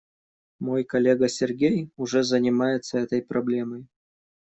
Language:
Russian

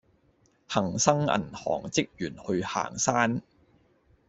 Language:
Cantonese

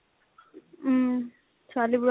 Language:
Assamese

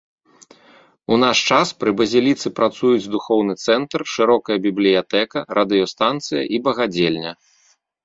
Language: Belarusian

